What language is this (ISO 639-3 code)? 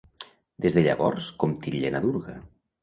cat